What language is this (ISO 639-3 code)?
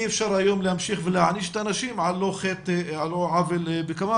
heb